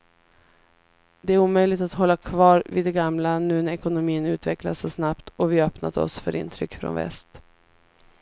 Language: Swedish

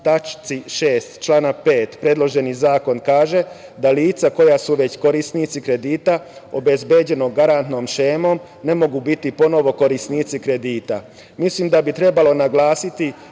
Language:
Serbian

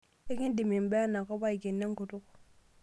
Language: Masai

